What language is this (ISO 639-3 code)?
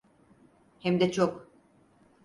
tur